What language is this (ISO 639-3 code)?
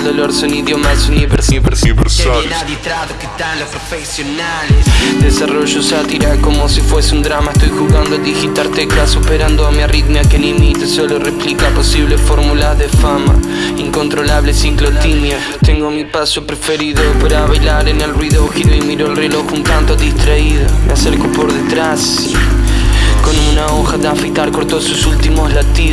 ita